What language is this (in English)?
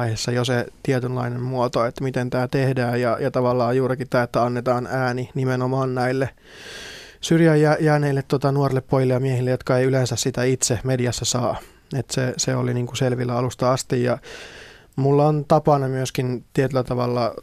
Finnish